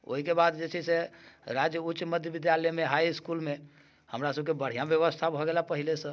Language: Maithili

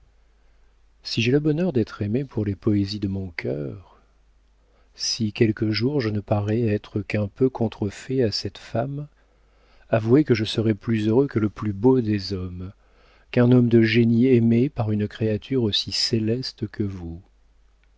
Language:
French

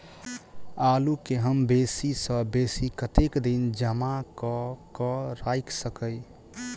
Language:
Maithili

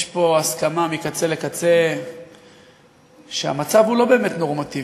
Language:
Hebrew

